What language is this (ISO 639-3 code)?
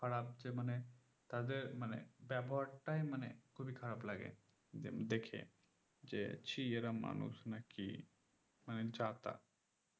ben